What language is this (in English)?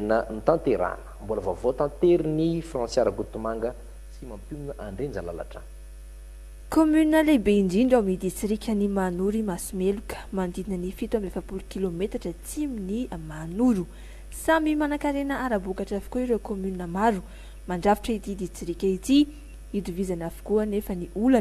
Romanian